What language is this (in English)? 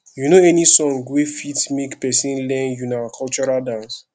Nigerian Pidgin